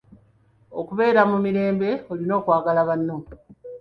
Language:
Ganda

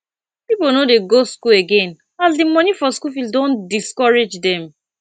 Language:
Nigerian Pidgin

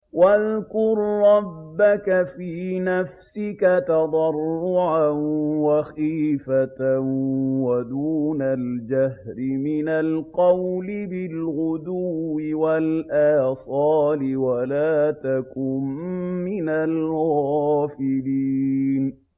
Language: Arabic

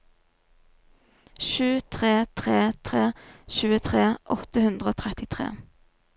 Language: Norwegian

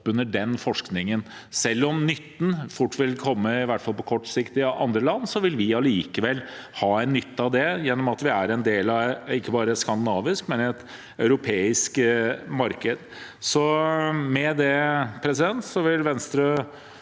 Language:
Norwegian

